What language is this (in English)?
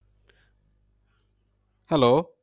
Bangla